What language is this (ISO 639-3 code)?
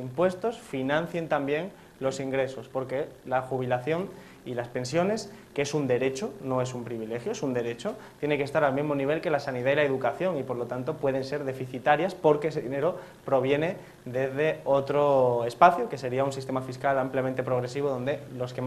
spa